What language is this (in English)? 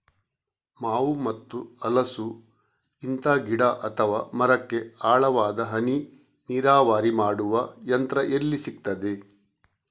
Kannada